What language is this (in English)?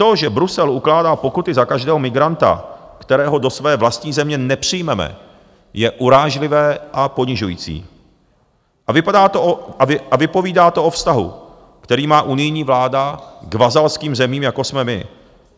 Czech